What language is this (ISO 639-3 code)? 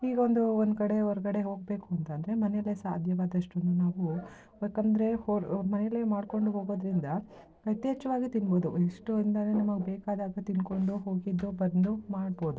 kan